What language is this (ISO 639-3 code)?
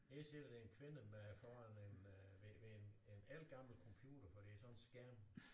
dan